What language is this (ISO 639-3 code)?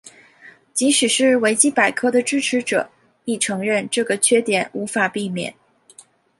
zho